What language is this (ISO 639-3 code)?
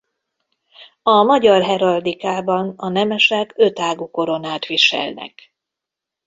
hun